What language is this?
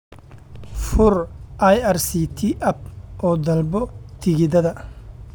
Somali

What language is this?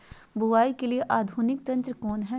Magahi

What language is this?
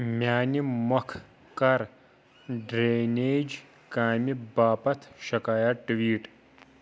Kashmiri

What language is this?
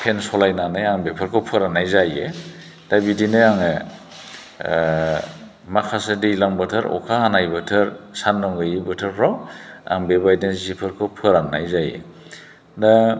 Bodo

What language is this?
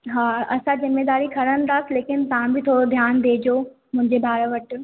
Sindhi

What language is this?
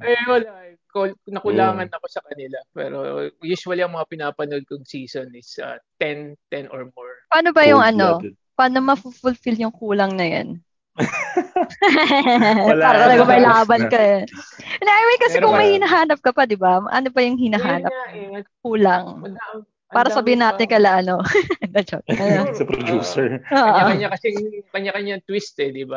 Filipino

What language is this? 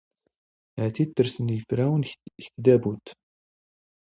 Standard Moroccan Tamazight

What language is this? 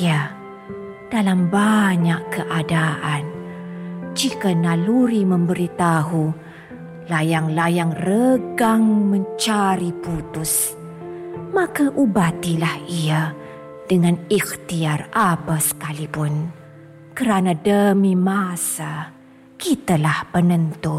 Malay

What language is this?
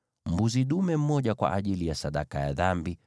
Swahili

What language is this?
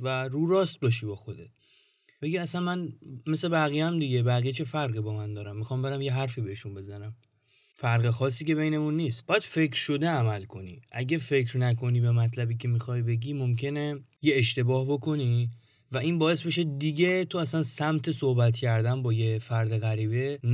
Persian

